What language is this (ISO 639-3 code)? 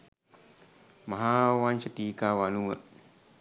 sin